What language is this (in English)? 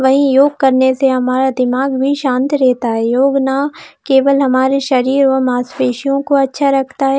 Hindi